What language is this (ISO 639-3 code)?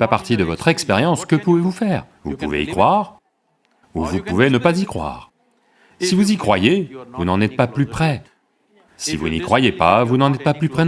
fra